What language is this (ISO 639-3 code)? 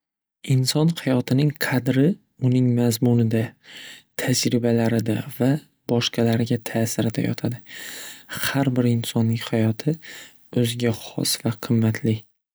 uzb